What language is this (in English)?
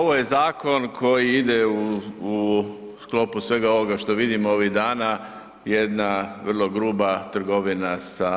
Croatian